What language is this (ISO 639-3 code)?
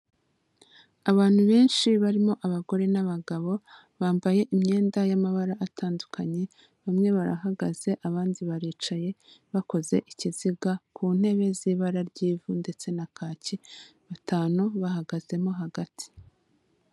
kin